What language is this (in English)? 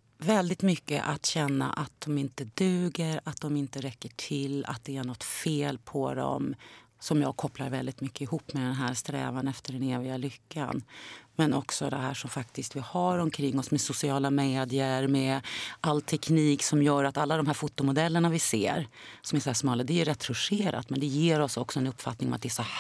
Swedish